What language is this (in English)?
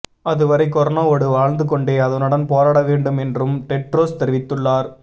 Tamil